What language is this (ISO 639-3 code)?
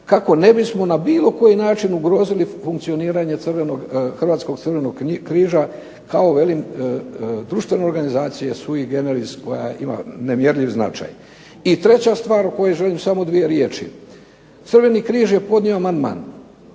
hrv